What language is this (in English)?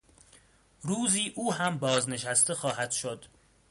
Persian